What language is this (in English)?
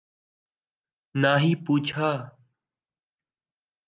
Urdu